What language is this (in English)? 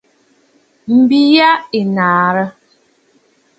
Bafut